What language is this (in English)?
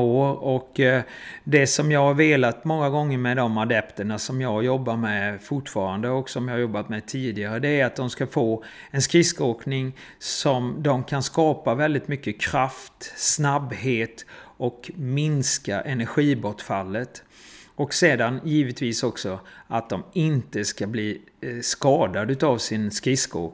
Swedish